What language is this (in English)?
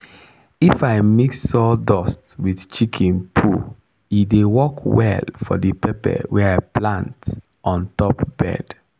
Nigerian Pidgin